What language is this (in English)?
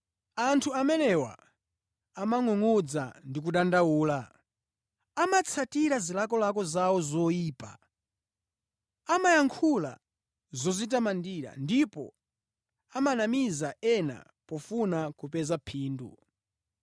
Nyanja